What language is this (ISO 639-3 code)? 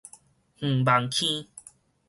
nan